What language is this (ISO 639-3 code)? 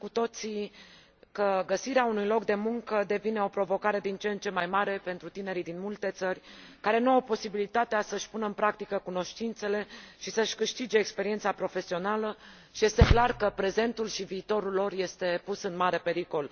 ron